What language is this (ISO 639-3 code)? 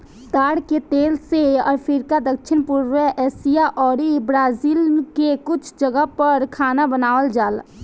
bho